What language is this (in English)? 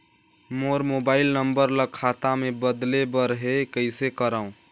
Chhattisgarhi